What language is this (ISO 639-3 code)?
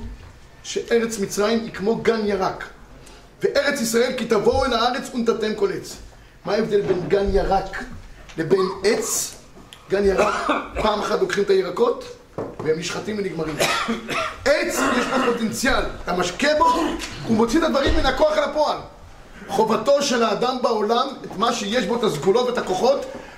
heb